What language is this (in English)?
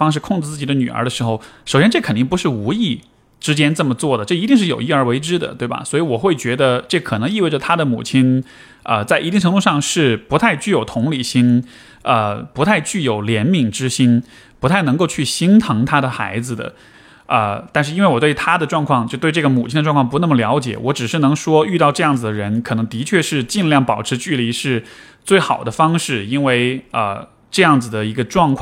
Chinese